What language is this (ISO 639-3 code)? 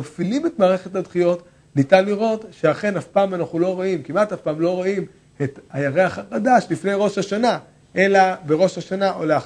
heb